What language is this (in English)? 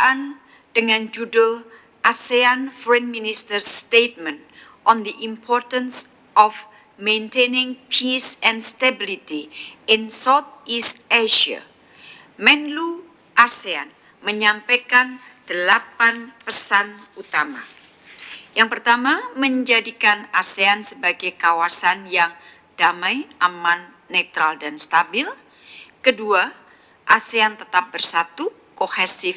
Indonesian